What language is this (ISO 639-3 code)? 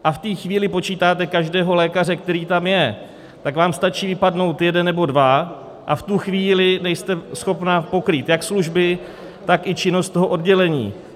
ces